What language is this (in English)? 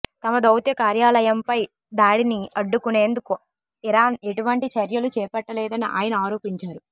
Telugu